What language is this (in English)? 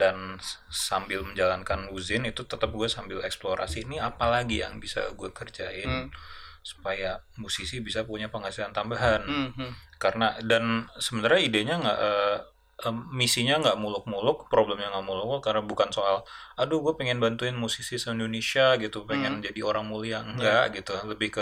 Indonesian